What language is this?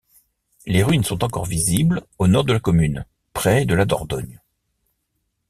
French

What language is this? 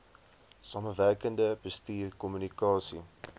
Afrikaans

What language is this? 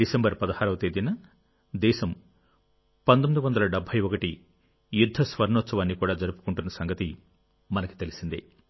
Telugu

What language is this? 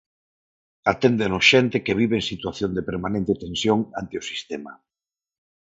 Galician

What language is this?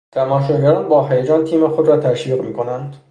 Persian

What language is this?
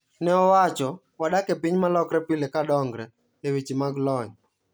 Luo (Kenya and Tanzania)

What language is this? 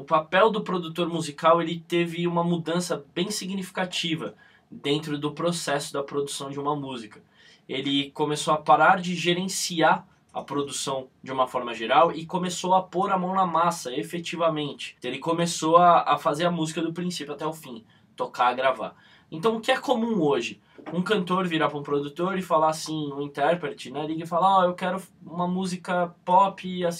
Portuguese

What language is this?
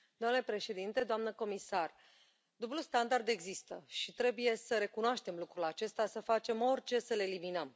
Romanian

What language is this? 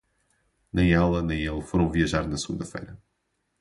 Portuguese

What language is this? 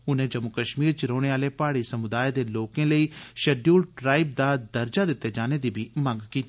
Dogri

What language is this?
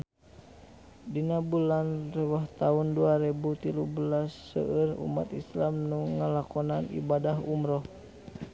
Sundanese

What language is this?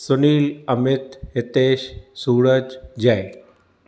Sindhi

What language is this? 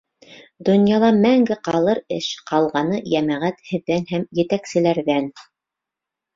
Bashkir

